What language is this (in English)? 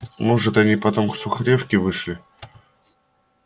Russian